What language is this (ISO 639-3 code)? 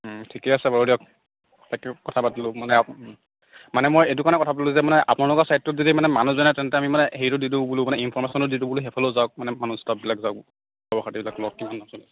asm